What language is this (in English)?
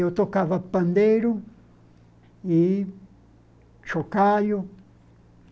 Portuguese